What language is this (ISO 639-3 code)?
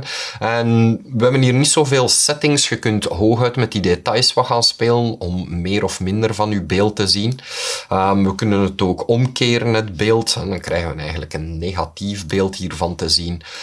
nld